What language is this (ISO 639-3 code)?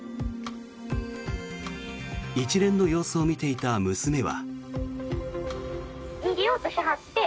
jpn